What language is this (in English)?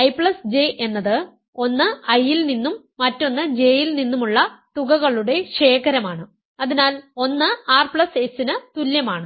Malayalam